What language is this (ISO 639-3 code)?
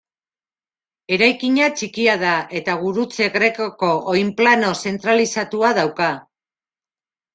eus